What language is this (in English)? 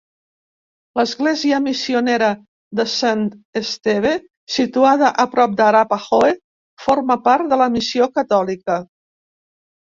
Catalan